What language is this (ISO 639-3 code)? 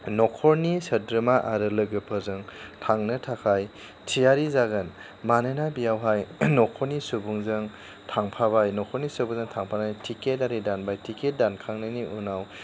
brx